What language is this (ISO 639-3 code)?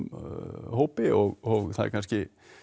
isl